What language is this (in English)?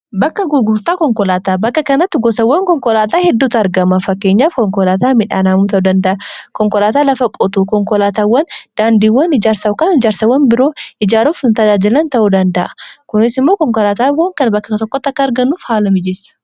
Oromo